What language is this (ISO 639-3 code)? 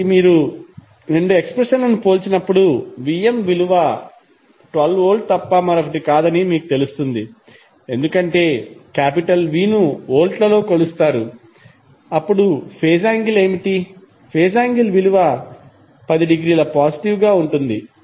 tel